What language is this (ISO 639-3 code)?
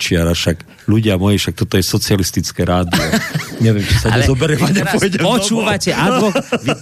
slk